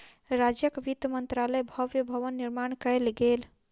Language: Maithili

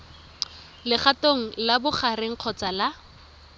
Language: Tswana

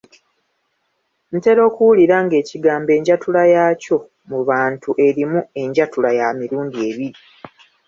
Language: Ganda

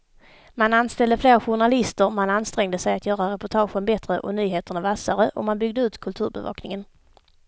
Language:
Swedish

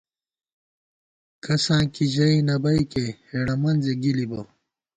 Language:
Gawar-Bati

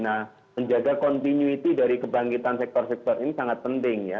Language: Indonesian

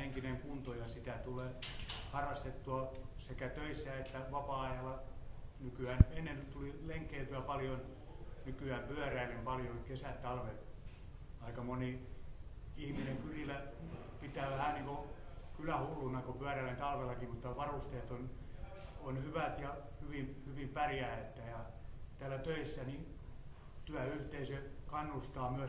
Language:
Finnish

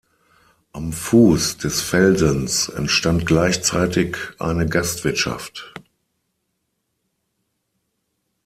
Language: German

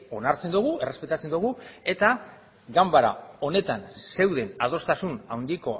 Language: Basque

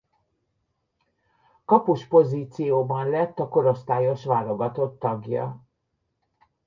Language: Hungarian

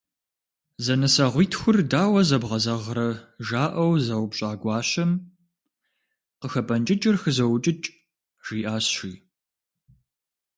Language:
Kabardian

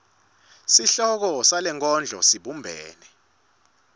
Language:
Swati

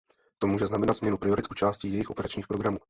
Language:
Czech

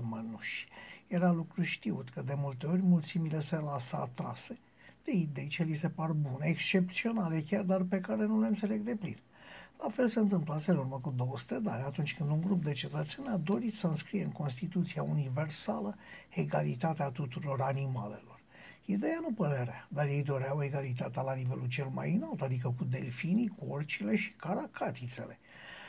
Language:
Romanian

